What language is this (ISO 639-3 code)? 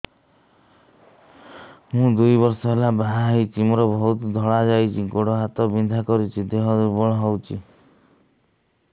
ori